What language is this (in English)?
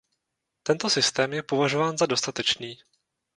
Czech